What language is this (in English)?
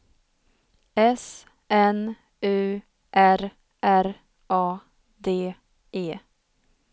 Swedish